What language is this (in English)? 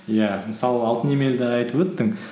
Kazakh